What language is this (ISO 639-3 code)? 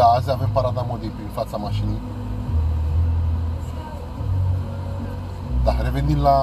ron